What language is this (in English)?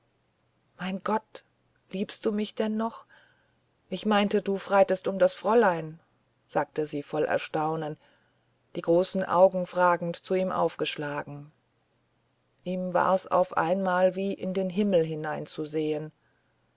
German